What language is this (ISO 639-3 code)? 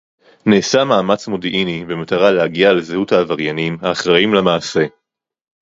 heb